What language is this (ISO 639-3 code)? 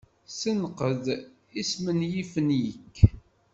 kab